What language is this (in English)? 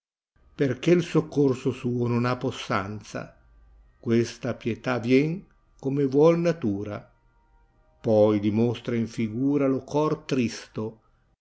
Italian